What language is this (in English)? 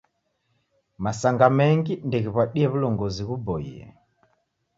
Taita